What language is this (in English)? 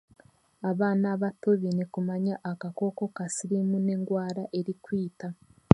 Chiga